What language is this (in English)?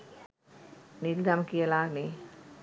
Sinhala